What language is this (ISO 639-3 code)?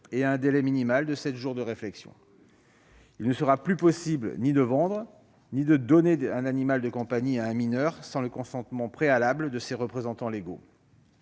fra